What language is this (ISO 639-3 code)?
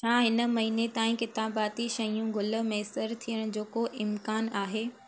snd